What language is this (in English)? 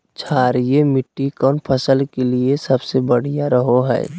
Magahi